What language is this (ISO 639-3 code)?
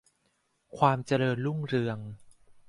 tha